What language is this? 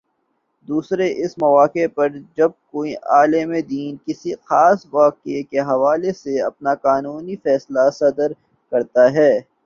Urdu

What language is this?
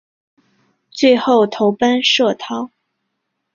Chinese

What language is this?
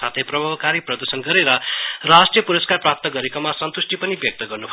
Nepali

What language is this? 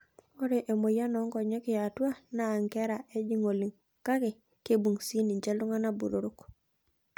Masai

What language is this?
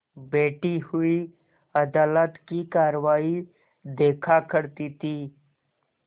Hindi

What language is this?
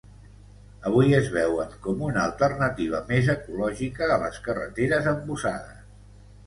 Catalan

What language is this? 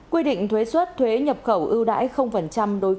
Vietnamese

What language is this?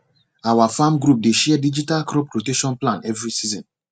Nigerian Pidgin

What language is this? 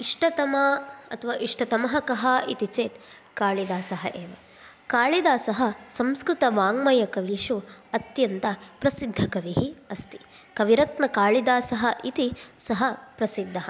Sanskrit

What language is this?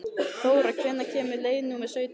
Icelandic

